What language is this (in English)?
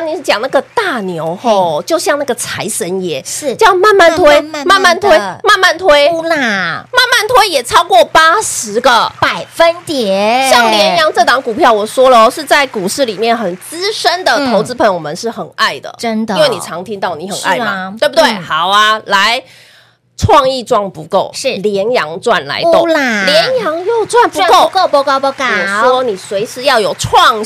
Chinese